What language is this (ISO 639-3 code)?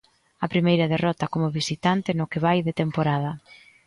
glg